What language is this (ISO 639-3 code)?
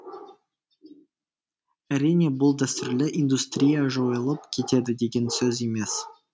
kaz